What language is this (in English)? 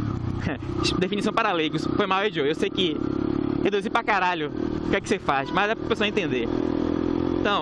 Portuguese